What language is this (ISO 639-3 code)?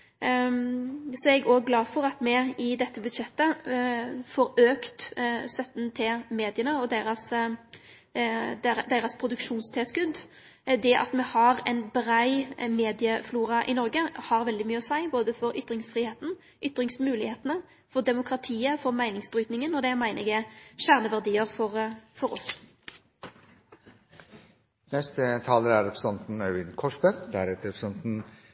nor